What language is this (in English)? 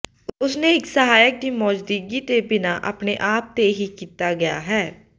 Punjabi